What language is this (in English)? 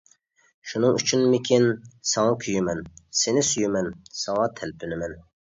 Uyghur